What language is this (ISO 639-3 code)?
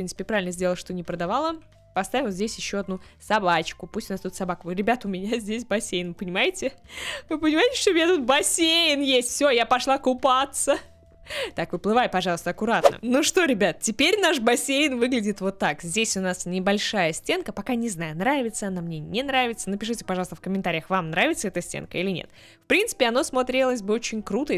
rus